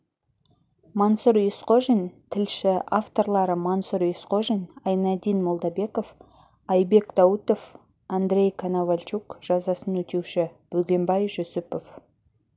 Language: Kazakh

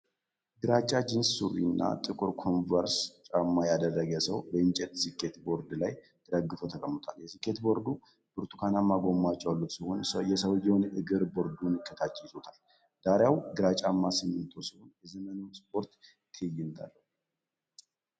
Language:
Amharic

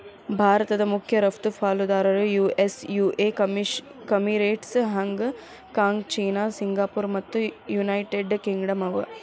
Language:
Kannada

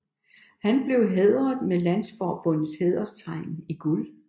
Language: Danish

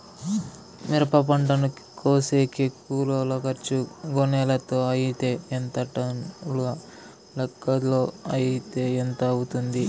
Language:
Telugu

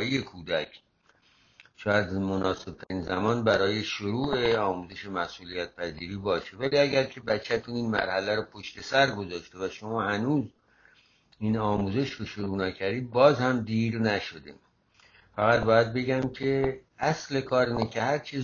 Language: Persian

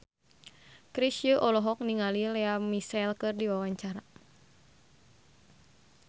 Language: Sundanese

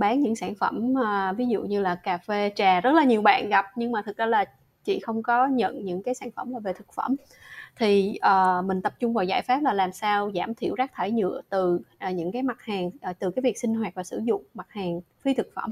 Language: Vietnamese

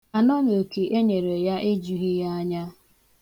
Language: Igbo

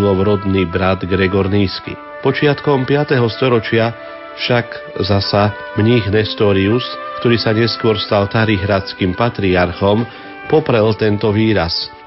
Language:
Slovak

